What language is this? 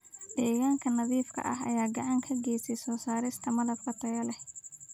Somali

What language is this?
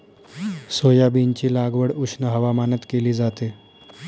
Marathi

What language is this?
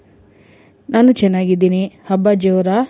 Kannada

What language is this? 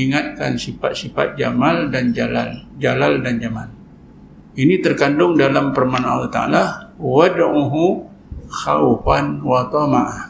Malay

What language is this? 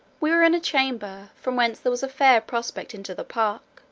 English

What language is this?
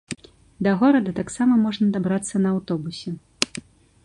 Belarusian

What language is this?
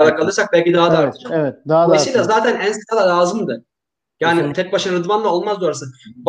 Turkish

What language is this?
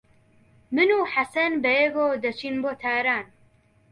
Central Kurdish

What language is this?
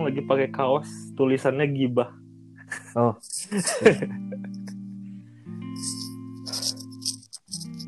Indonesian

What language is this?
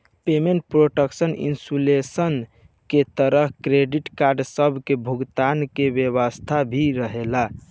Bhojpuri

